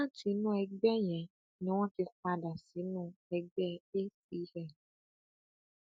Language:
Yoruba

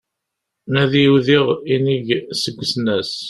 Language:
Kabyle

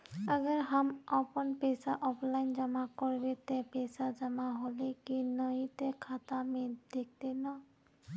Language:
Magahi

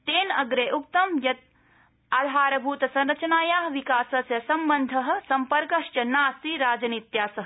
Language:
Sanskrit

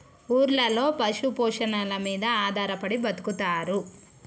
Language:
Telugu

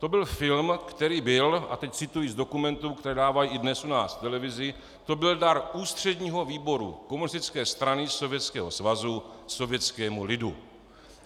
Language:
Czech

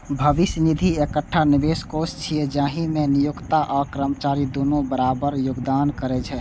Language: Maithili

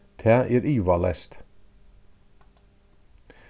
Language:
Faroese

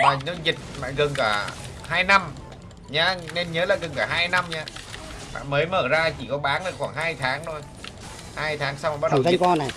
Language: Vietnamese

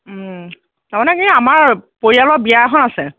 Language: Assamese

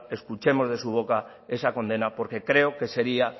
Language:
Spanish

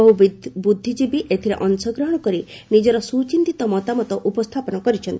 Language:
Odia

